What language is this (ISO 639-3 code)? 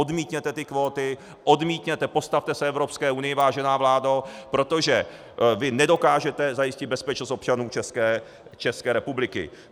ces